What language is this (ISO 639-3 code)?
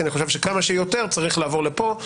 heb